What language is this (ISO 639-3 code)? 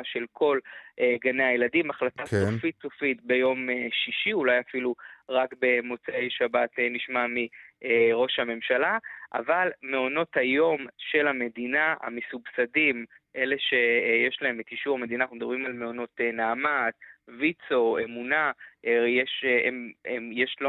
heb